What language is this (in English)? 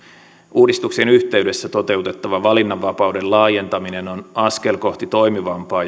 Finnish